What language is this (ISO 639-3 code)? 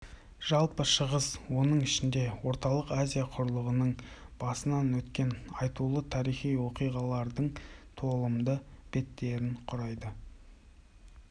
kaz